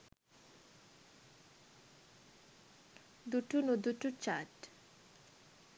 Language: Sinhala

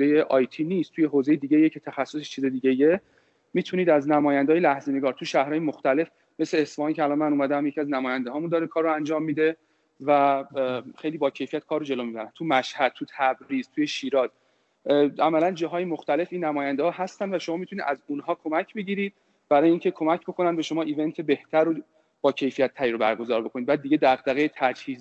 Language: Persian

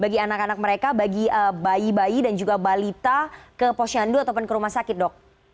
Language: Indonesian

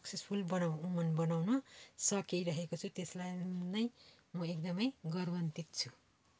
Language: Nepali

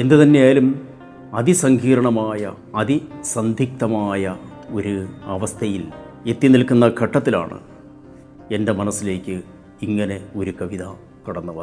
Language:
Malayalam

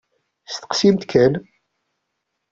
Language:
Kabyle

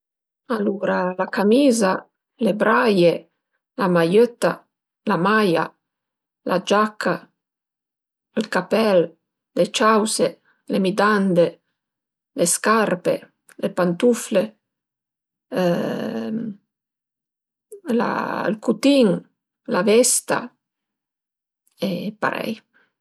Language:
Piedmontese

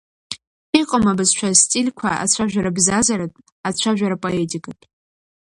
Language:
Abkhazian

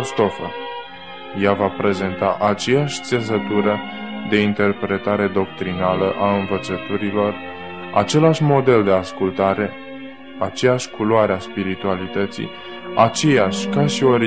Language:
Romanian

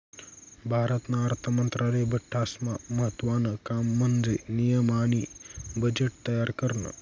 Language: Marathi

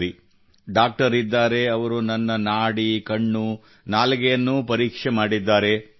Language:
Kannada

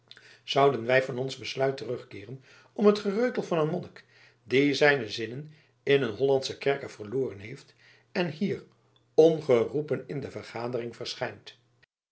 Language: Dutch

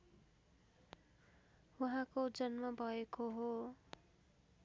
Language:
Nepali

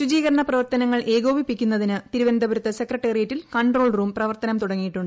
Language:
Malayalam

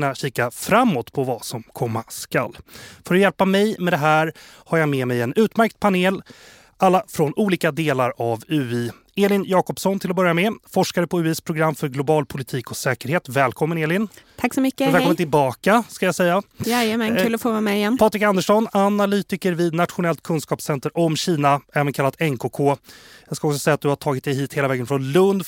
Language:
Swedish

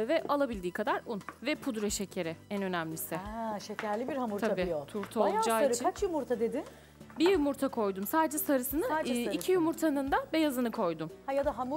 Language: Turkish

